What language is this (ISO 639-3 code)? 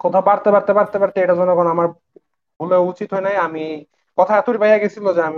ben